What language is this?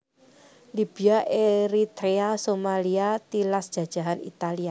Javanese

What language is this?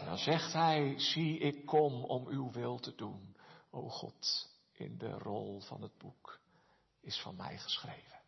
Dutch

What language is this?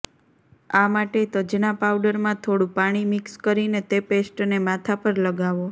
Gujarati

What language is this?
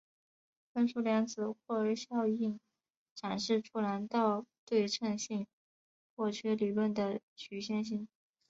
Chinese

